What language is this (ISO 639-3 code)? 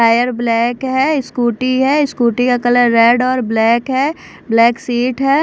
hin